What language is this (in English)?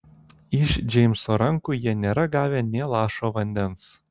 Lithuanian